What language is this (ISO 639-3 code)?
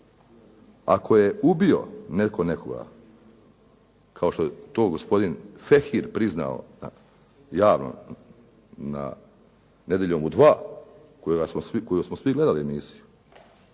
hrv